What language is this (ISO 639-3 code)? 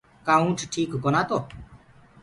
ggg